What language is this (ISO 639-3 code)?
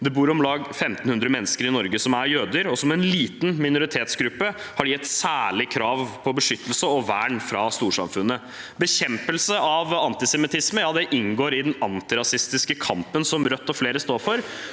nor